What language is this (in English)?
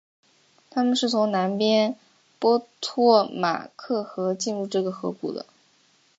Chinese